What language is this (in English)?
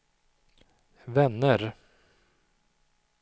Swedish